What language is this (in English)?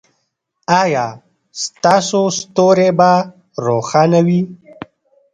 Pashto